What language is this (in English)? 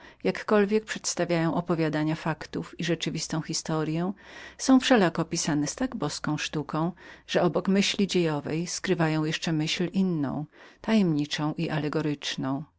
Polish